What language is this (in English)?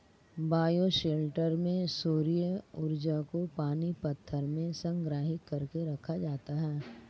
Hindi